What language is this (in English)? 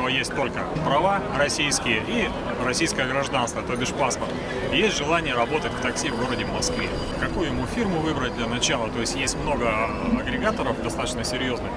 Russian